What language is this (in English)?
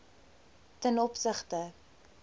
Afrikaans